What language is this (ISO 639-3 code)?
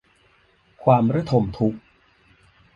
tha